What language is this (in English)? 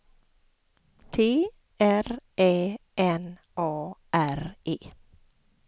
Swedish